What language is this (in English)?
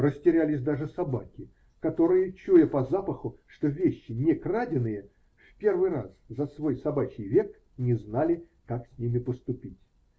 Russian